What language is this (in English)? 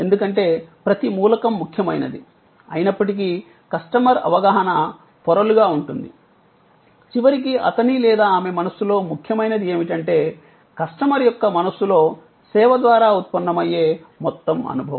Telugu